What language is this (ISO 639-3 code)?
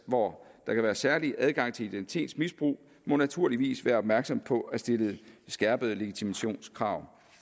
dan